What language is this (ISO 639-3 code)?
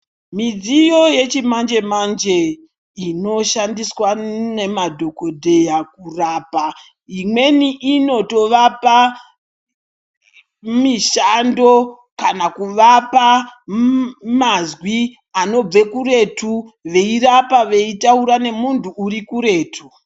ndc